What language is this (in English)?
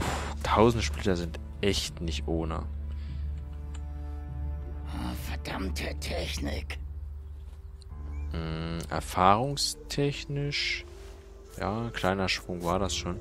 German